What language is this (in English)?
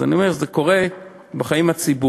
Hebrew